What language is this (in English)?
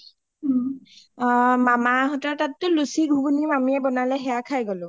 Assamese